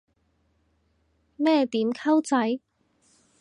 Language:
Cantonese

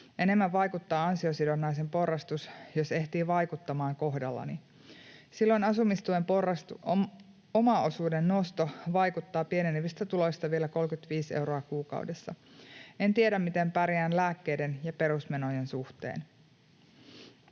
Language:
Finnish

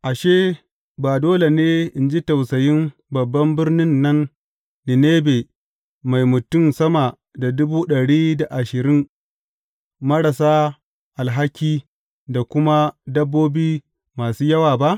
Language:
Hausa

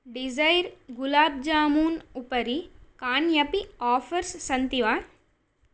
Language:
Sanskrit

